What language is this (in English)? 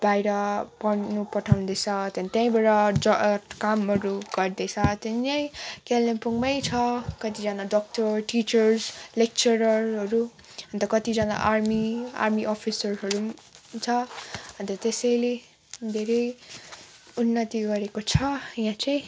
Nepali